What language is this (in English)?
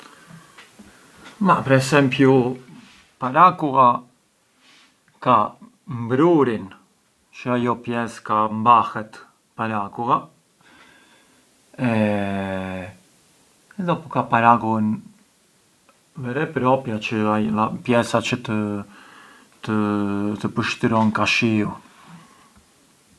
Arbëreshë Albanian